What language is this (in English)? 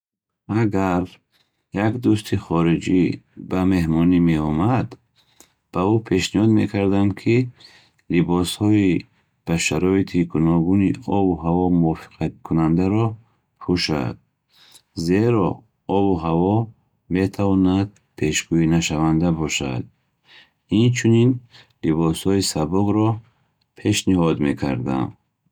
Bukharic